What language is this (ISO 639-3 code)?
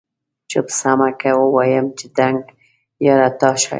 pus